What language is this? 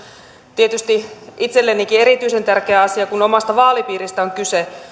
Finnish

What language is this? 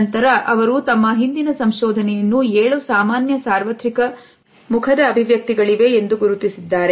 Kannada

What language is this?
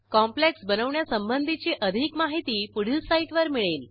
Marathi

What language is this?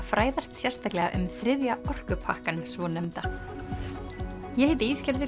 Icelandic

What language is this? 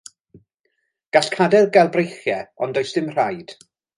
Welsh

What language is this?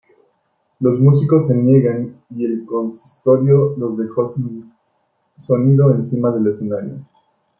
Spanish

